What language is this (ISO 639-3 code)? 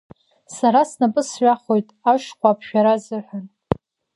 abk